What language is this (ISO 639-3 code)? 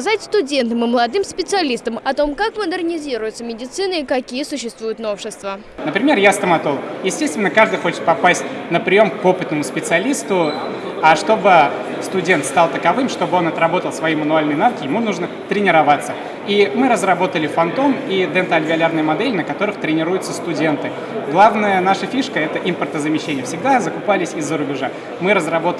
rus